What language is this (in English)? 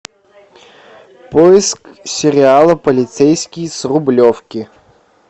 Russian